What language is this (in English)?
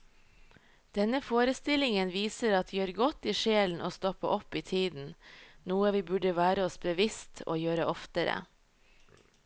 Norwegian